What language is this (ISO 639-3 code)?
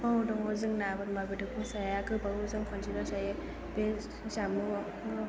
brx